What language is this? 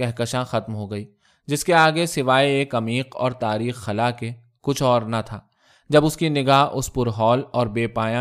Urdu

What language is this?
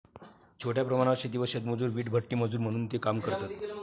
Marathi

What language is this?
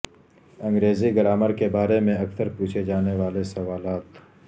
Urdu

